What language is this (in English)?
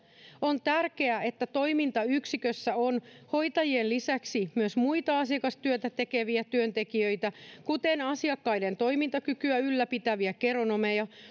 Finnish